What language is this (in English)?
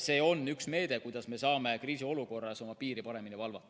Estonian